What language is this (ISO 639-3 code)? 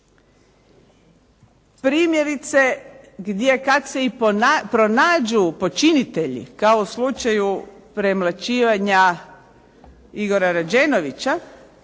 hrv